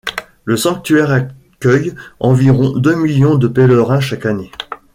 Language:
French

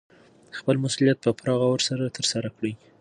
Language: Pashto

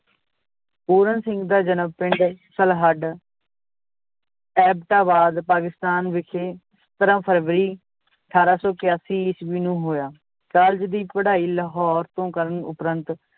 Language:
Punjabi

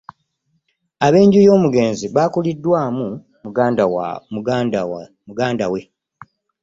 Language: Ganda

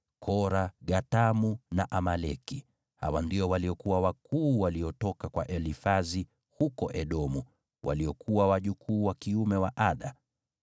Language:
Swahili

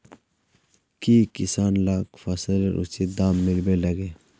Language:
Magahi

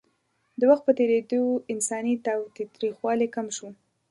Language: Pashto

